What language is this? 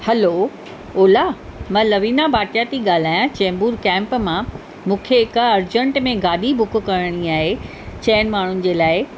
Sindhi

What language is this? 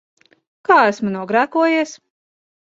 Latvian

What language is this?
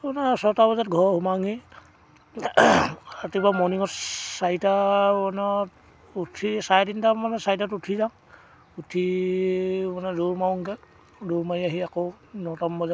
Assamese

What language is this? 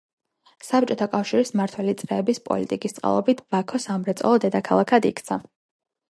Georgian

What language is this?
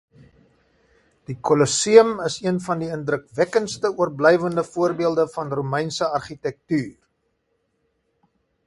Afrikaans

